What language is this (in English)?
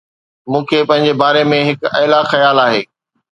Sindhi